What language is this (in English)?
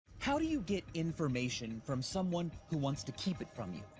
English